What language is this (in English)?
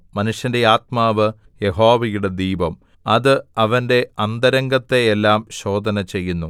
Malayalam